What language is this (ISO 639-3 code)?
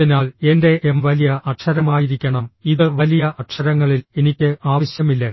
mal